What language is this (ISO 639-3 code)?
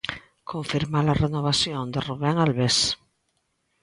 glg